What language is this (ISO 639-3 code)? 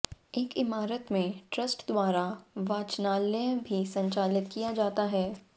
hin